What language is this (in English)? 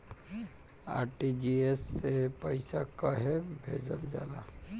Bhojpuri